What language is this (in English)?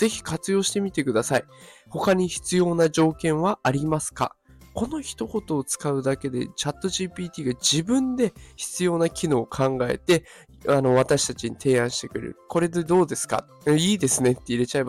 Japanese